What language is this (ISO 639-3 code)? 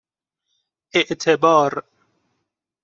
fas